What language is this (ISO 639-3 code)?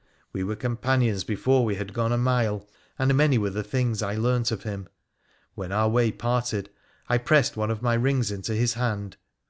eng